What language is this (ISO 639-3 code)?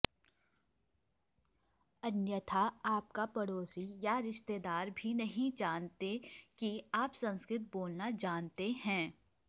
san